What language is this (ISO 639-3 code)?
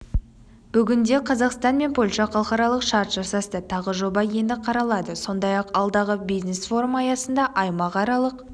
kaz